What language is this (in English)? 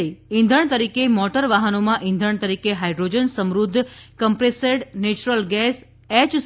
Gujarati